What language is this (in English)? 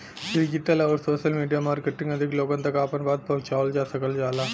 Bhojpuri